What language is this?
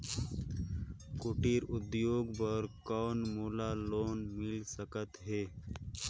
Chhattisgarhi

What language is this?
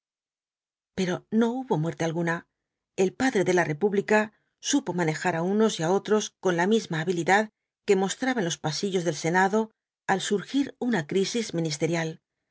Spanish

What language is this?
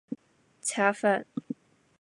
Chinese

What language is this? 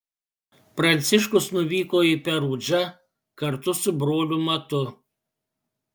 Lithuanian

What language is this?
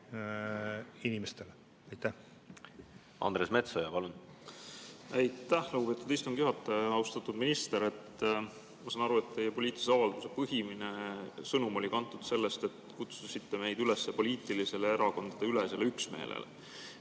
Estonian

